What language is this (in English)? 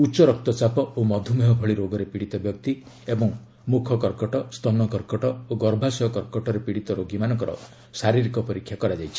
Odia